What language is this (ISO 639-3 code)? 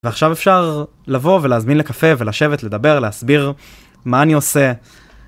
heb